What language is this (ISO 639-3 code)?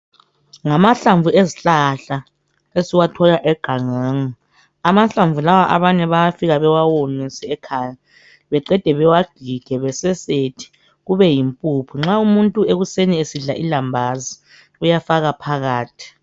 nde